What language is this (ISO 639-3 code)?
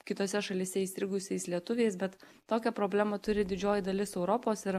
lit